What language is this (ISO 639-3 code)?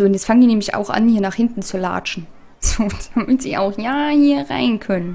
deu